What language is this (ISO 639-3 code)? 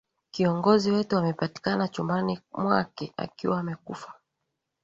swa